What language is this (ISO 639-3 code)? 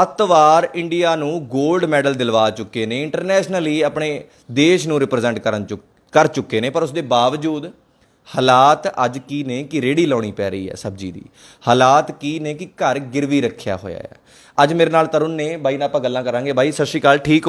hin